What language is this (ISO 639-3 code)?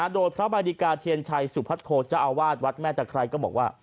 tha